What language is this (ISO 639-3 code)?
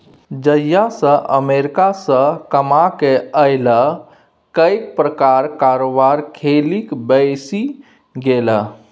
mai